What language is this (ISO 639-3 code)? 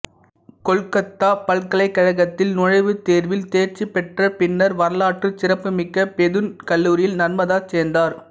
tam